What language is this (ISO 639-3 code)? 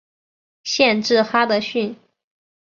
zho